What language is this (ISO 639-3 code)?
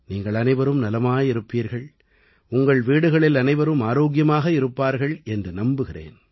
tam